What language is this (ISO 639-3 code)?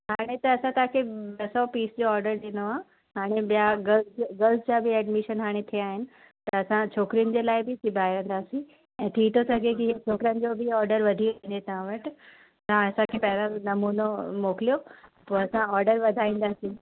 snd